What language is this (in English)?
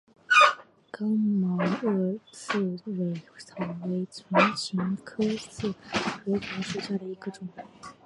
Chinese